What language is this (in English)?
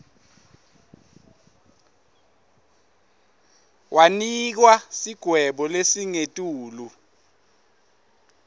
Swati